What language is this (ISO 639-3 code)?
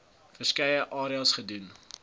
afr